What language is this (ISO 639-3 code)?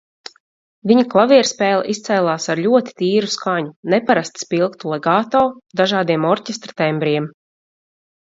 lav